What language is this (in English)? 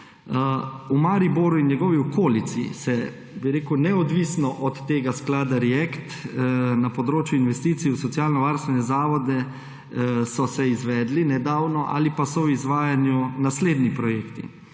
Slovenian